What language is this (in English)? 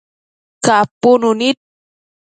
Matsés